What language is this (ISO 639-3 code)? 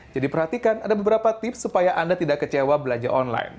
ind